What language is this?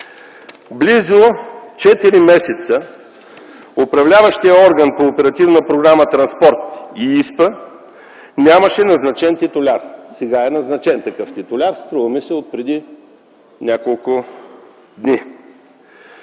Bulgarian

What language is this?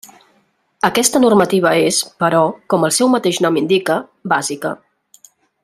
Catalan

